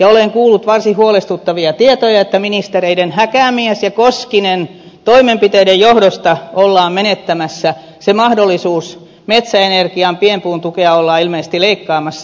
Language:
Finnish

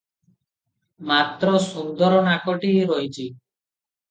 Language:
Odia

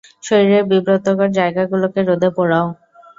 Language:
Bangla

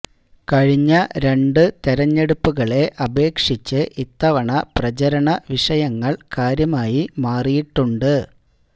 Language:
Malayalam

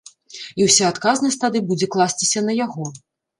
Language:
Belarusian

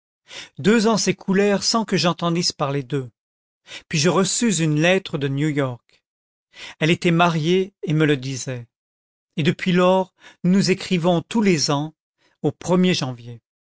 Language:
French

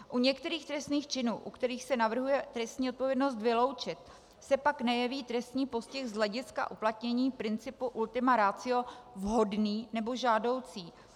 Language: Czech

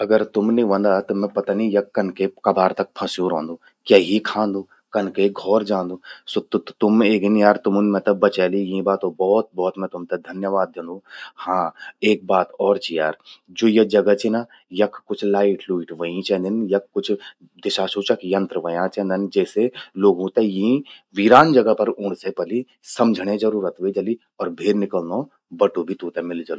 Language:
Garhwali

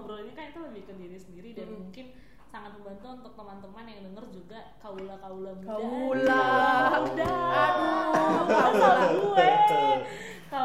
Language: Indonesian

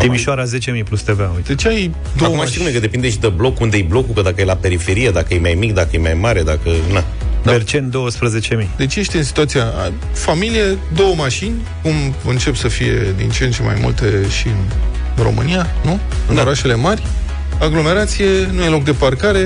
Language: Romanian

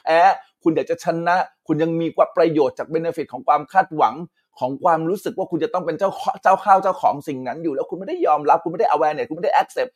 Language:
Thai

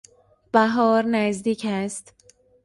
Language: Persian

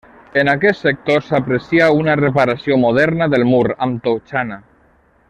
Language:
Catalan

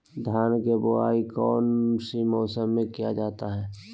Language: Magahi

